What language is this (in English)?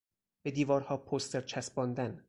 Persian